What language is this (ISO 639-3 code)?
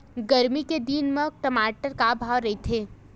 hne